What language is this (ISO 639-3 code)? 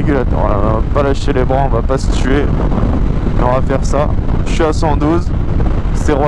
fra